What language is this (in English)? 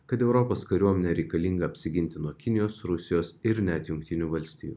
Lithuanian